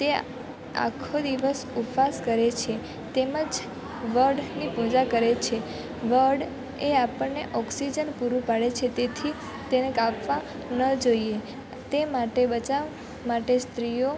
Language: Gujarati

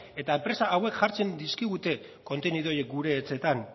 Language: Basque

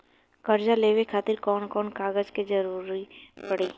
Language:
Bhojpuri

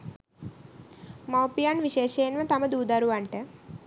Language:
Sinhala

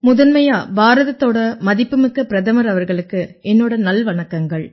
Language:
Tamil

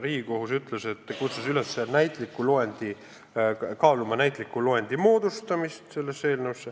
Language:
Estonian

